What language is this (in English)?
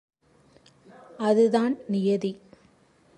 Tamil